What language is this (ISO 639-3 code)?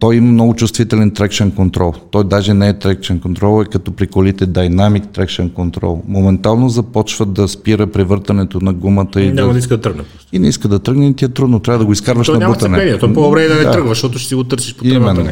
bul